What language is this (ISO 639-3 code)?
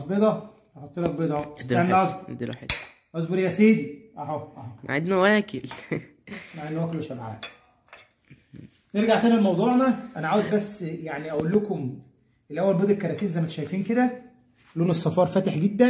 ara